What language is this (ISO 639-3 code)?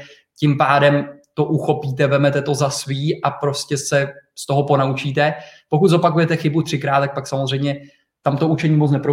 ces